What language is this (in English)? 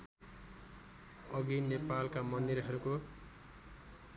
Nepali